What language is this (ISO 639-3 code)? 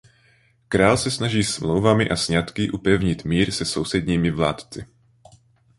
ces